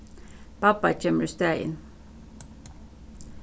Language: Faroese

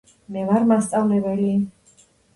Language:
Georgian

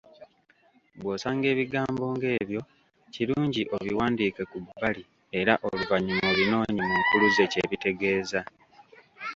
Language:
Ganda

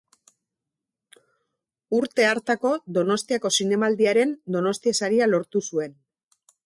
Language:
Basque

